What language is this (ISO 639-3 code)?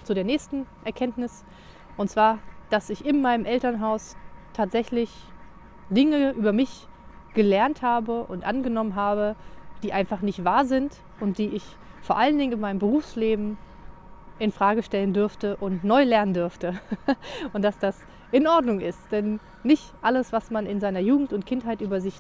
deu